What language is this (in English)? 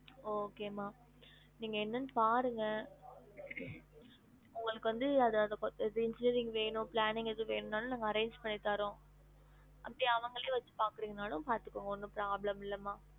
Tamil